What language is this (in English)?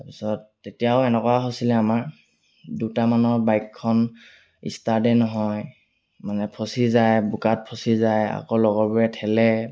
Assamese